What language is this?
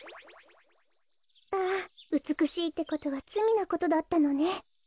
Japanese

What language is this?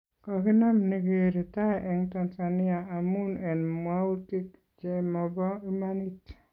Kalenjin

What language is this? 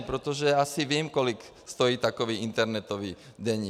Czech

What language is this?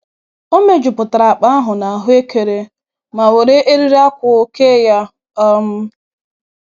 Igbo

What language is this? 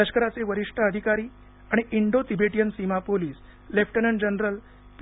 Marathi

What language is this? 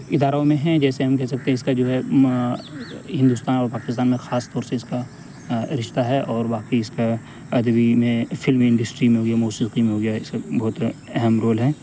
Urdu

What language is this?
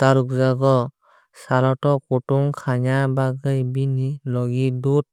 Kok Borok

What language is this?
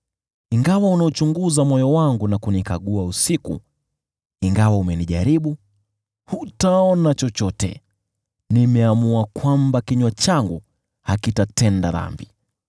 Swahili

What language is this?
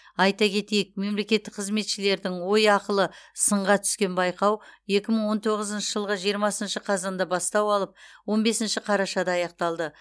Kazakh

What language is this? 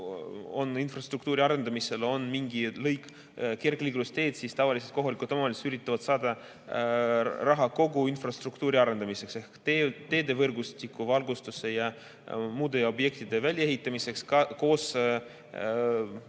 Estonian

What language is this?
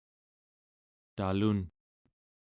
Central Yupik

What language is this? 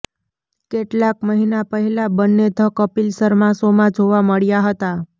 Gujarati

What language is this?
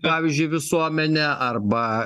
Lithuanian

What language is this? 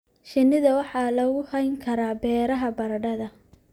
Somali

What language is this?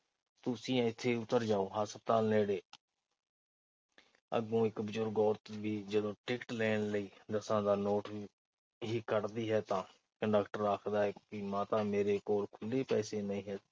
Punjabi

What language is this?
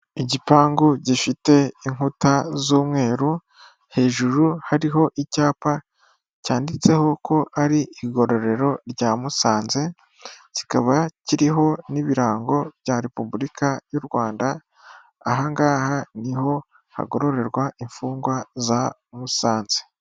Kinyarwanda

